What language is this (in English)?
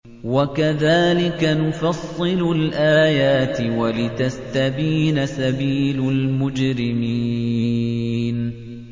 Arabic